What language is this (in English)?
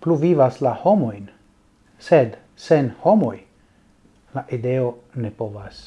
Italian